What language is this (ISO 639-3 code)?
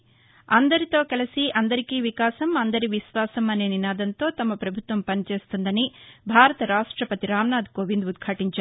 tel